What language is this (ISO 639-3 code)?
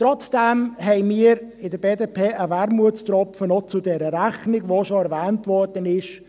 gsw